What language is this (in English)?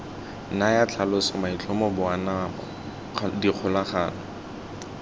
Tswana